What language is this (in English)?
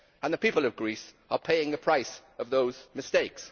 English